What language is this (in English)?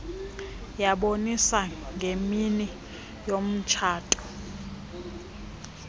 Xhosa